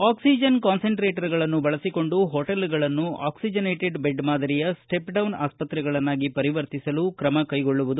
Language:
Kannada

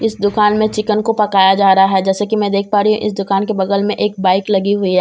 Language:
Hindi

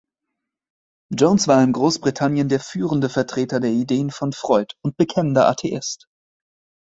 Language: German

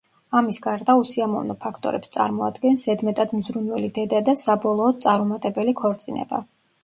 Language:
Georgian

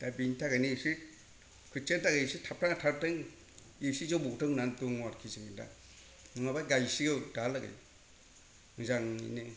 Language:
Bodo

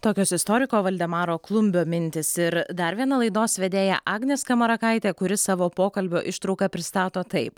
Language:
Lithuanian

